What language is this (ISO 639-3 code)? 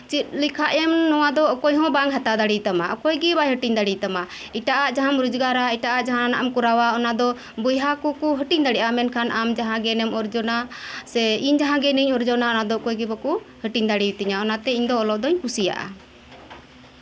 sat